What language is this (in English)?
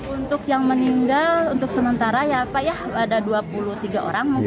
Indonesian